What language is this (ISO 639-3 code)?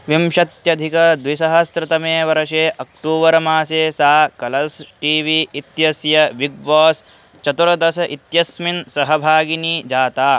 san